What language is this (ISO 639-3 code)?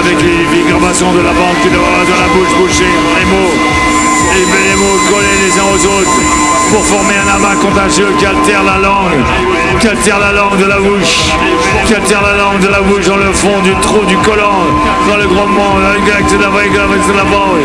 fra